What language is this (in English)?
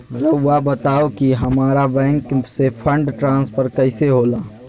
Magahi